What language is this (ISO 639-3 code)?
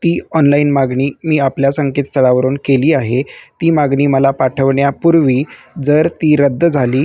mar